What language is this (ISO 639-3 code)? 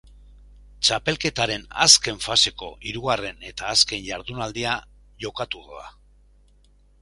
eus